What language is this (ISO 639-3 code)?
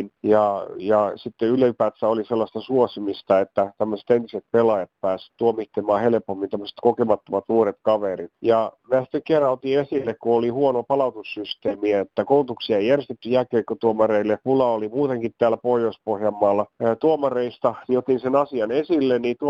fin